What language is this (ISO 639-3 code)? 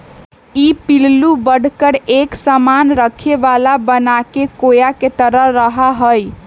mag